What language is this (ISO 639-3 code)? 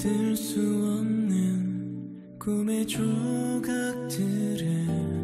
kor